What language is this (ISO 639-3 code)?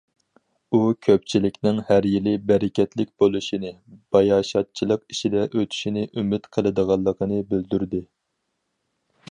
uig